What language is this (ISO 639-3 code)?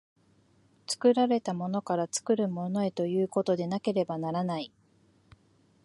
jpn